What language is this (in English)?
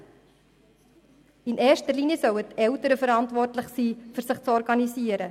Swiss German